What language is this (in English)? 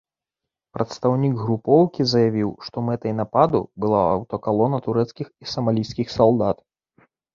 Belarusian